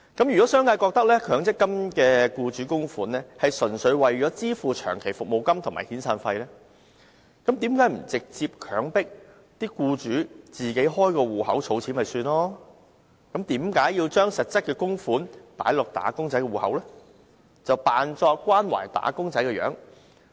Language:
Cantonese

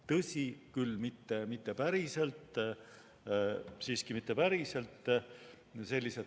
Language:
Estonian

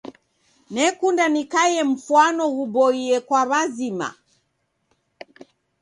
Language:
Taita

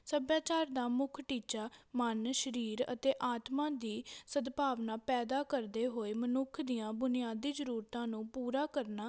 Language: Punjabi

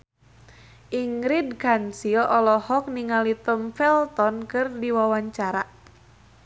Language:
Sundanese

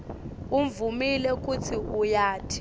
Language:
Swati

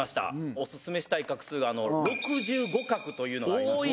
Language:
Japanese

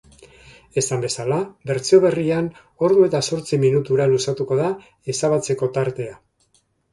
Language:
Basque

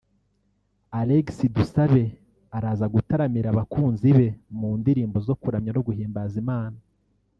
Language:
Kinyarwanda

